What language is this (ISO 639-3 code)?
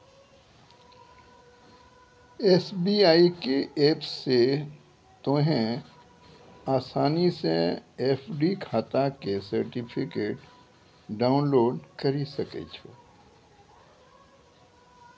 mai